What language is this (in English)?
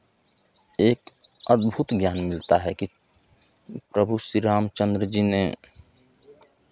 Hindi